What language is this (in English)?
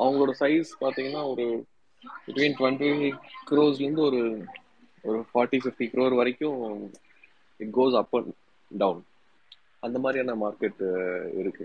Tamil